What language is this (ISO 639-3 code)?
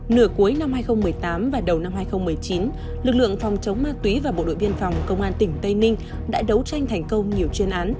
vie